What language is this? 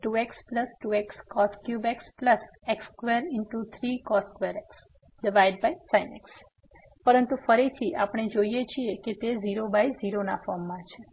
Gujarati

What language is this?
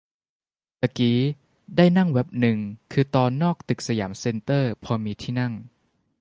Thai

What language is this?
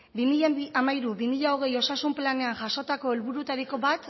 Basque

